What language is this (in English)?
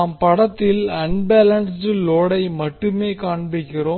Tamil